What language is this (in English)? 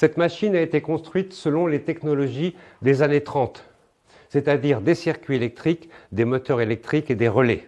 French